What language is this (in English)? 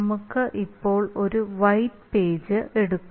Malayalam